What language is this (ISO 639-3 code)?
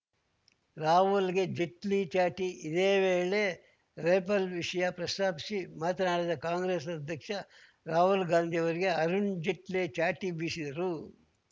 kan